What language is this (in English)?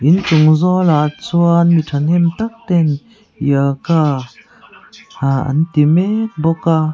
Mizo